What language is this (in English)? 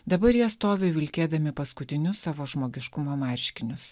Lithuanian